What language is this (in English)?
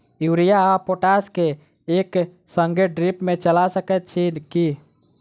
Maithili